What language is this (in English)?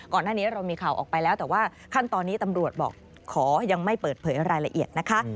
Thai